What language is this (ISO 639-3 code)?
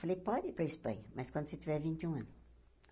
por